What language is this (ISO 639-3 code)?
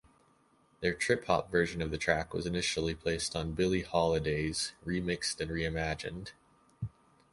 eng